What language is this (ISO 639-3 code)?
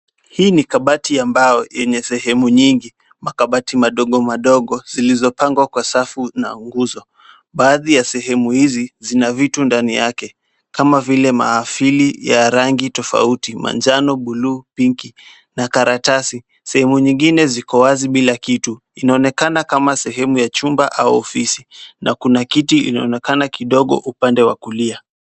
swa